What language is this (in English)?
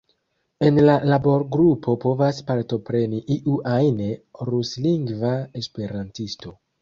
Esperanto